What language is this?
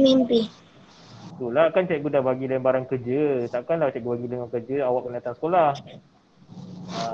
Malay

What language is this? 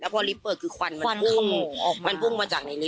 Thai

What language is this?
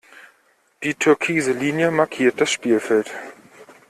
German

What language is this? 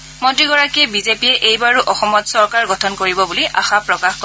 Assamese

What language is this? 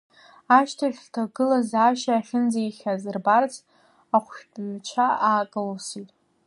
Abkhazian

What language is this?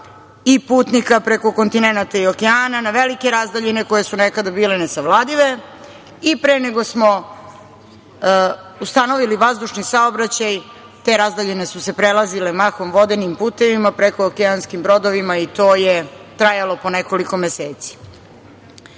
Serbian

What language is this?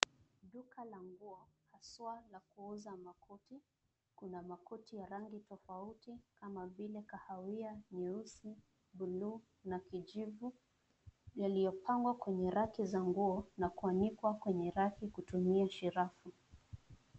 Swahili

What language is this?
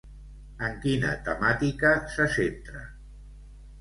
Catalan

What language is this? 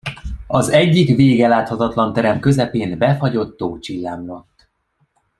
Hungarian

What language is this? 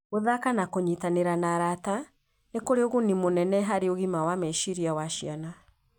Kikuyu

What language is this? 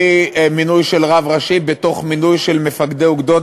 Hebrew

